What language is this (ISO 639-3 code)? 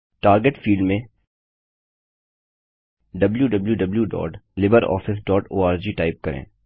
hin